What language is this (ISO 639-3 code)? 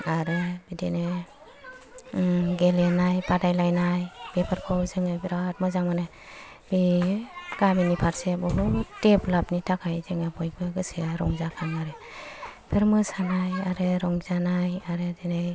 brx